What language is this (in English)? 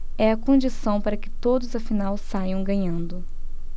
Portuguese